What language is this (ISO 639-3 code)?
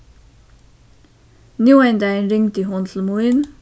fao